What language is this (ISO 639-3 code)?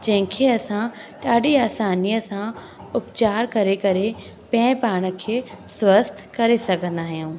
snd